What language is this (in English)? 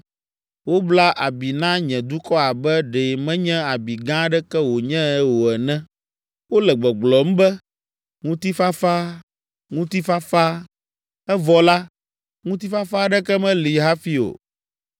Ewe